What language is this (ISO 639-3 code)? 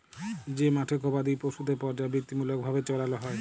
ben